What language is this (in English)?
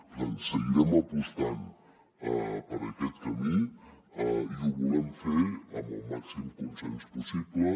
Catalan